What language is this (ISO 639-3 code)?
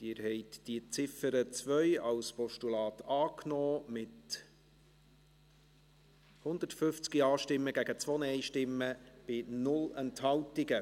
gsw